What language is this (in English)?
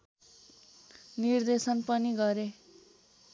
Nepali